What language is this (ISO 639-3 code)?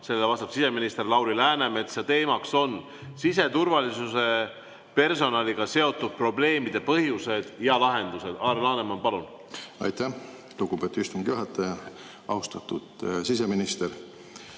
est